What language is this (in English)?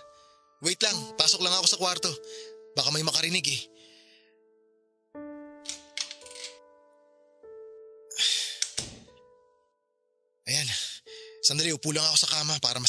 Filipino